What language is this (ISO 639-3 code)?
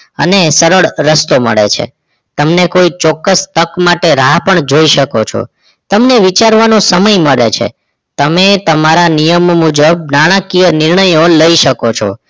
guj